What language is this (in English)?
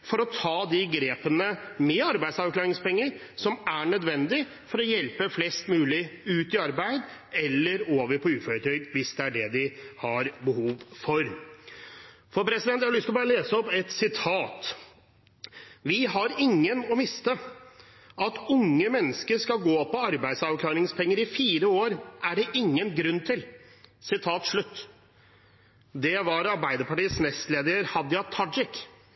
Norwegian Bokmål